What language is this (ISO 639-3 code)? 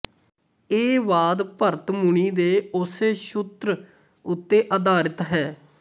pan